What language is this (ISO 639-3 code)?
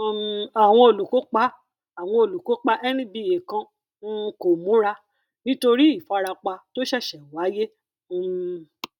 yor